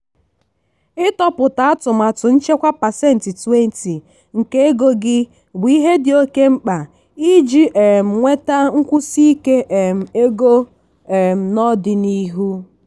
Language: Igbo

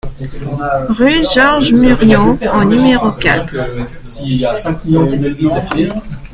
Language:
French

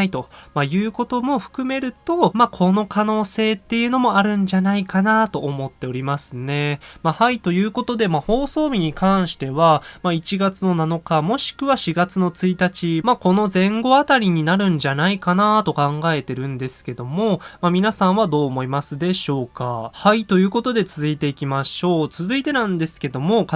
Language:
Japanese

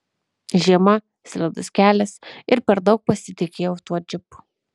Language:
Lithuanian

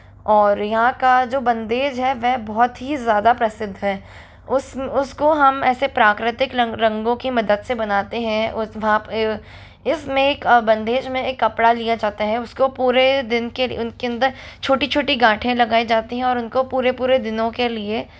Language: Hindi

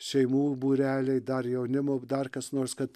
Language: Lithuanian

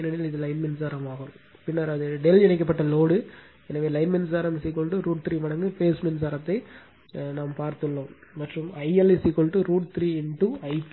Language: Tamil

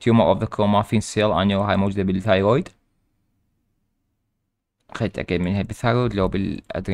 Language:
Arabic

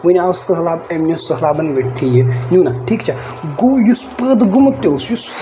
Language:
Kashmiri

